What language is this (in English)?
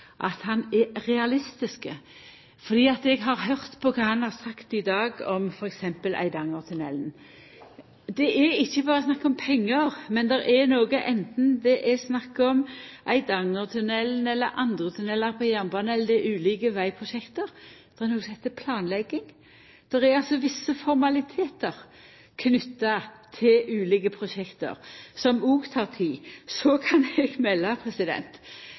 Norwegian Nynorsk